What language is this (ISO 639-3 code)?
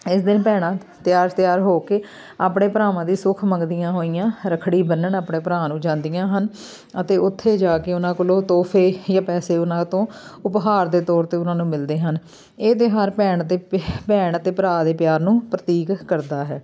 pan